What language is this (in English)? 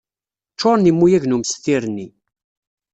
Kabyle